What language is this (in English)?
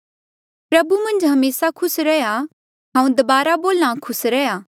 Mandeali